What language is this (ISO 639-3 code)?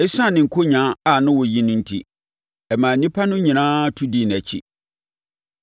aka